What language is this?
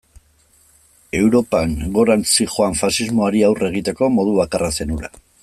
Basque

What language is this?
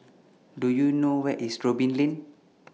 English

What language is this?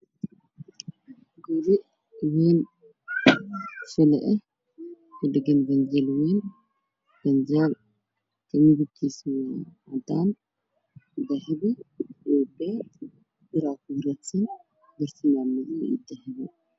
Somali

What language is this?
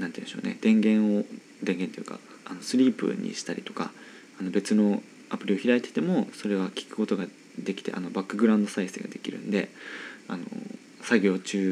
Japanese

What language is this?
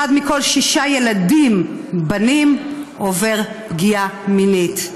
Hebrew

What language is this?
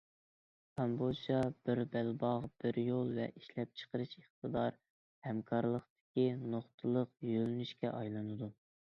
Uyghur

